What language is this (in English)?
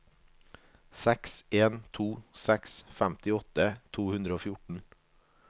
Norwegian